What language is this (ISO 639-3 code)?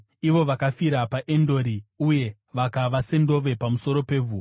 sna